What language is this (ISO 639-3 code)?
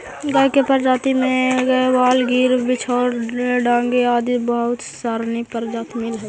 mag